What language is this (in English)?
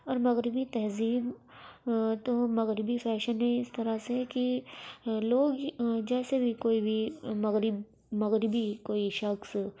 Urdu